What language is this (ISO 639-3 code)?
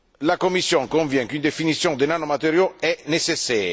fra